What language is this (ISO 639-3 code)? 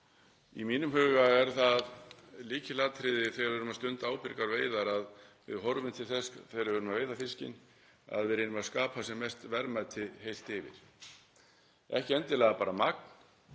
isl